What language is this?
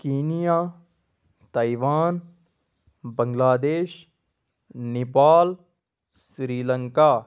Kashmiri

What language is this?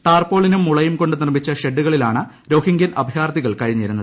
Malayalam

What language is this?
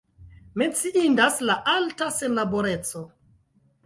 Esperanto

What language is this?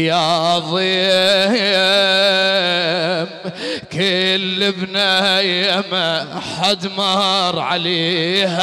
Arabic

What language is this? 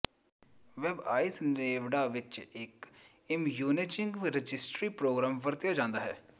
Punjabi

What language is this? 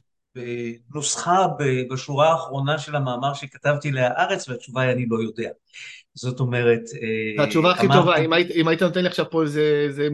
Hebrew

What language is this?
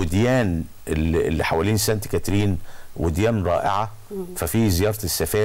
Arabic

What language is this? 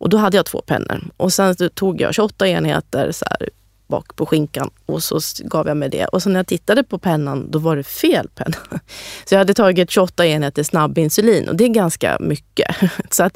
Swedish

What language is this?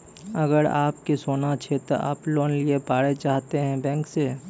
Maithili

